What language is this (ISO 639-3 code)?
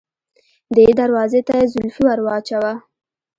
pus